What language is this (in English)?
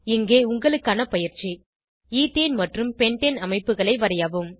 Tamil